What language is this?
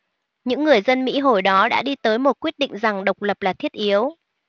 Vietnamese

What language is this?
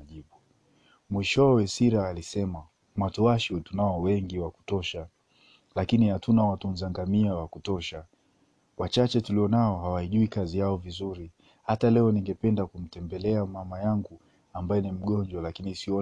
Swahili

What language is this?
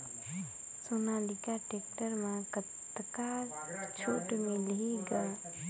Chhattisgarhi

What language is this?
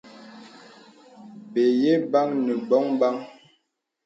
Bebele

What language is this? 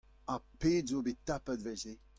Breton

